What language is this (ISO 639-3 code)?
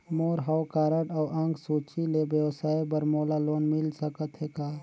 hne